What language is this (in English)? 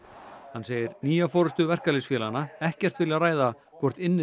Icelandic